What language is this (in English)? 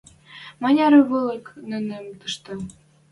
Western Mari